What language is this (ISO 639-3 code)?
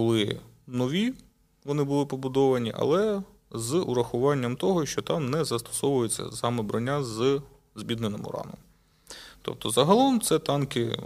ukr